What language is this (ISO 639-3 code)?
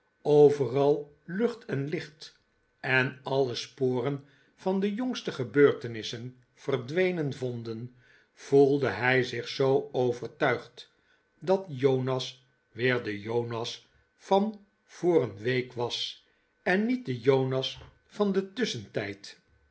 nld